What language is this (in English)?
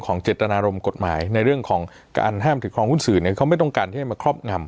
Thai